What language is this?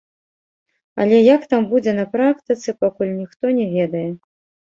Belarusian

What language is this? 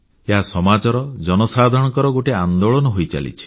Odia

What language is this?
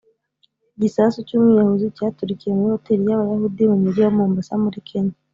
Kinyarwanda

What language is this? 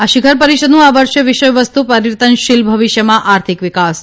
Gujarati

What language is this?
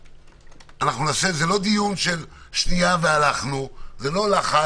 Hebrew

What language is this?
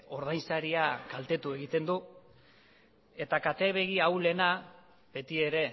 Basque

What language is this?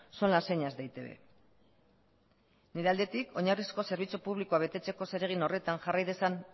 Basque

